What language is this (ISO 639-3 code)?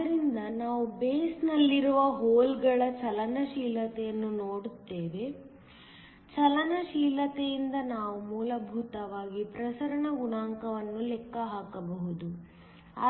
kan